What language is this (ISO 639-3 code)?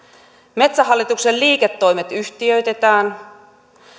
fin